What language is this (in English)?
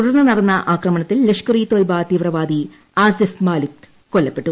Malayalam